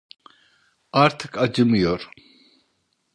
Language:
Turkish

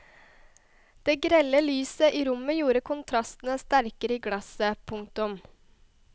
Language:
Norwegian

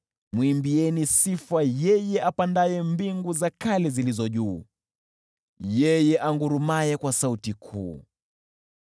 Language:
Swahili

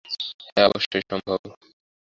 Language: Bangla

